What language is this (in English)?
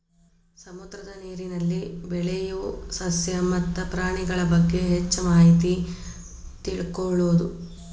Kannada